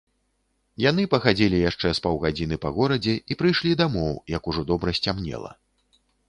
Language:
Belarusian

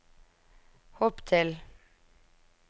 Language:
Norwegian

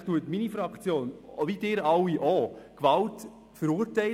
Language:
Swiss German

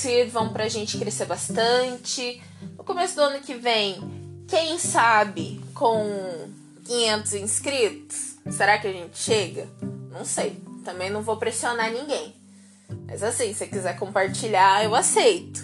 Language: Portuguese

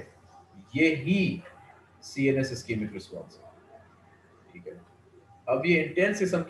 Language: Hindi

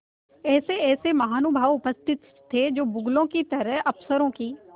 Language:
Hindi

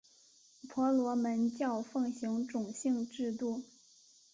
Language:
Chinese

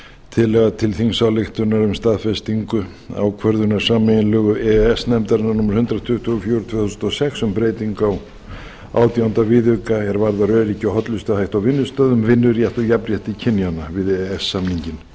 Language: Icelandic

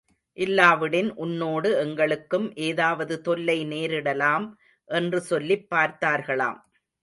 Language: Tamil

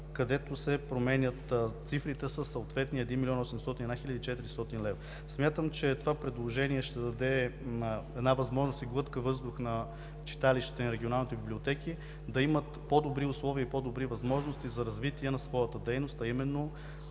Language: Bulgarian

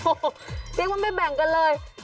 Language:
Thai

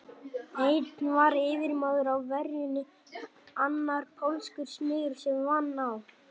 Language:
Icelandic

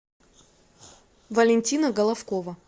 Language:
Russian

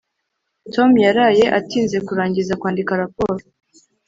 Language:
Kinyarwanda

